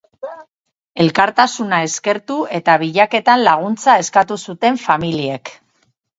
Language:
Basque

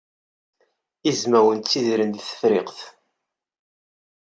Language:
Kabyle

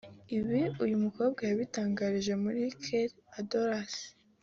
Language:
Kinyarwanda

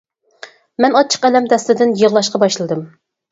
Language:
Uyghur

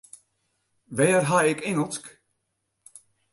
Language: Western Frisian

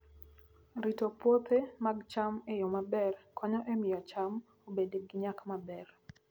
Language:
Luo (Kenya and Tanzania)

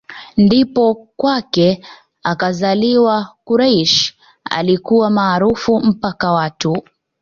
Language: Swahili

